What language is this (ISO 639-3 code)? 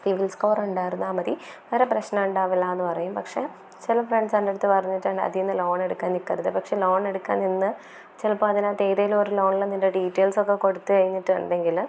mal